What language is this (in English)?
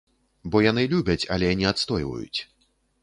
Belarusian